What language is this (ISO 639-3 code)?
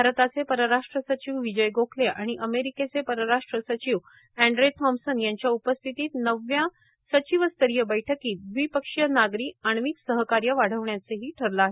mar